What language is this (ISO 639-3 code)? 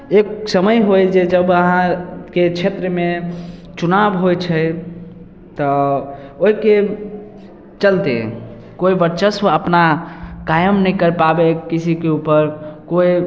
mai